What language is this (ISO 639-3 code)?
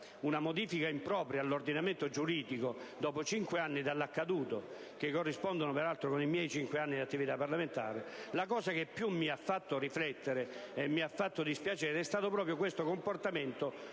ita